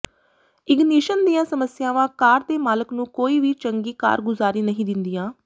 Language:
Punjabi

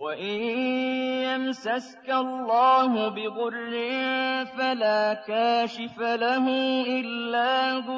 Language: Arabic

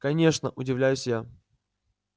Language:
Russian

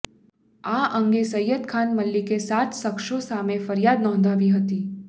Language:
Gujarati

